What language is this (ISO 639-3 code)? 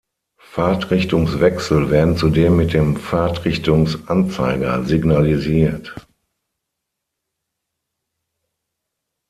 deu